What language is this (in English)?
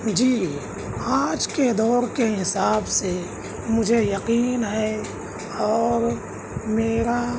Urdu